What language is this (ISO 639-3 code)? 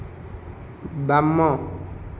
ori